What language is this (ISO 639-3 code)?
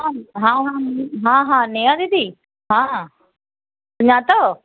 snd